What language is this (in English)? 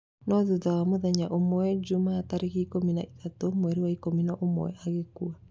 Kikuyu